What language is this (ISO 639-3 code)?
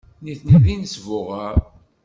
kab